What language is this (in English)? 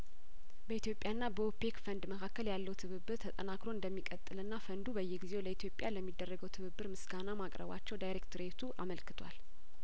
Amharic